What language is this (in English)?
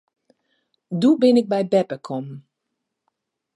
Western Frisian